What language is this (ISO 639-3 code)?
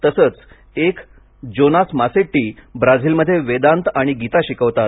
mar